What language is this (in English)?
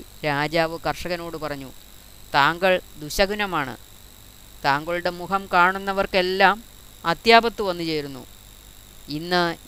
Malayalam